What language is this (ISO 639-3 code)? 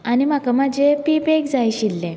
kok